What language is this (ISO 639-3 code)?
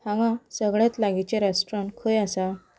kok